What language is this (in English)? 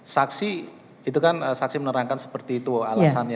Indonesian